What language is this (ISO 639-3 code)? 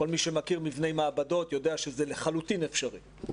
heb